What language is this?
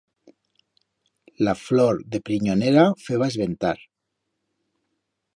Aragonese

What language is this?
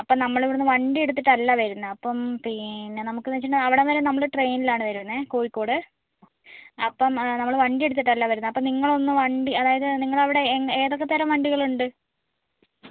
Malayalam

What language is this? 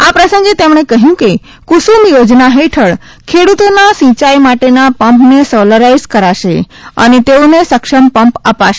Gujarati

